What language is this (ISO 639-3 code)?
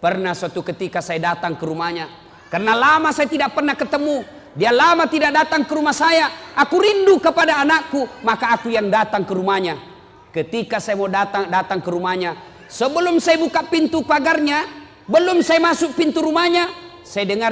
ind